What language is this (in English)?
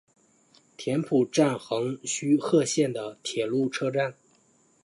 Chinese